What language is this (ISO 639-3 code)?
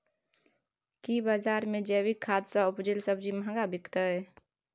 mai